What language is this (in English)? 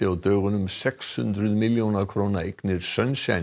Icelandic